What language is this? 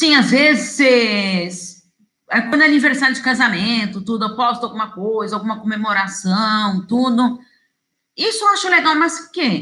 Portuguese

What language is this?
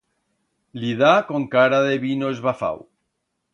Aragonese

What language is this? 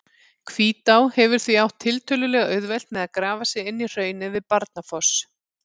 Icelandic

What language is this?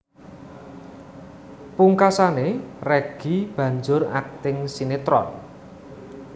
Javanese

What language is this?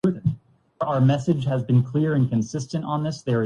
Urdu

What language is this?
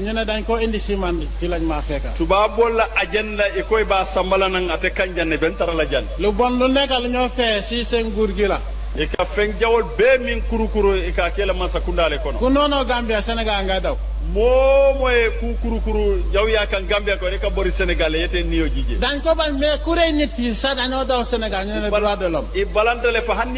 Indonesian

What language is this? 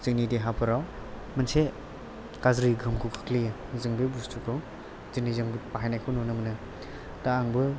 Bodo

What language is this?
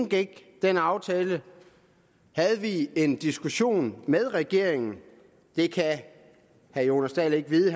Danish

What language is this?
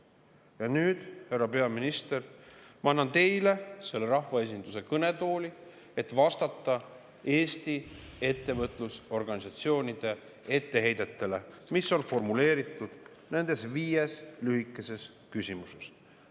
Estonian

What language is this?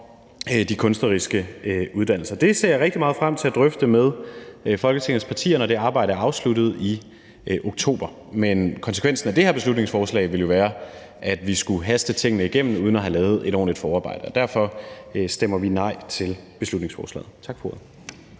Danish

